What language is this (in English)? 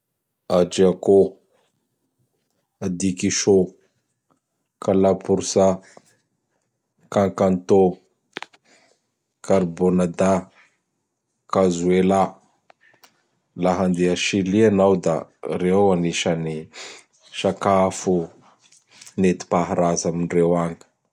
Bara Malagasy